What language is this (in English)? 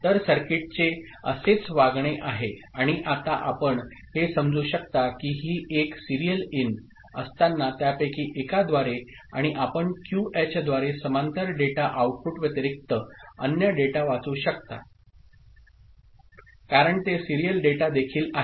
Marathi